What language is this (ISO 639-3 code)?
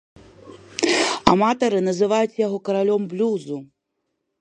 bel